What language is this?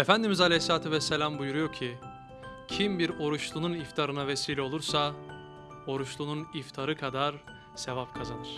Turkish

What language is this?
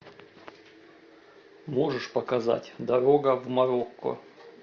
Russian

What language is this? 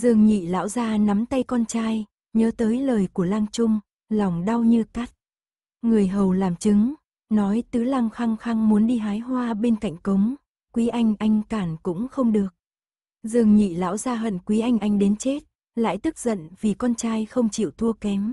Vietnamese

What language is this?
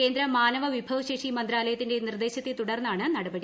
Malayalam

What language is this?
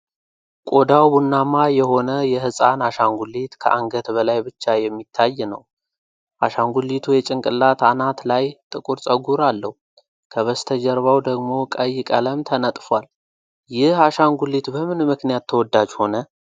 Amharic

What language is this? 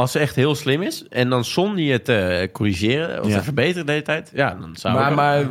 Dutch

